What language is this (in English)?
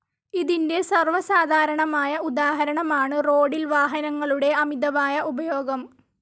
Malayalam